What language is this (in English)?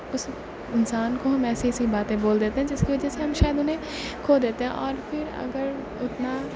Urdu